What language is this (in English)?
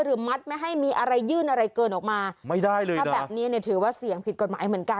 Thai